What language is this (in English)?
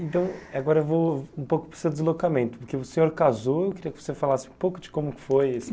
Portuguese